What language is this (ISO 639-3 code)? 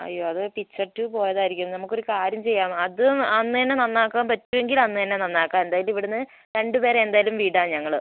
mal